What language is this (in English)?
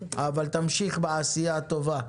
Hebrew